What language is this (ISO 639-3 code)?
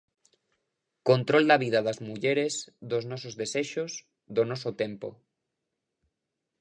glg